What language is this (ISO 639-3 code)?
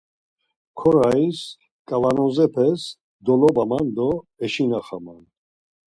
lzz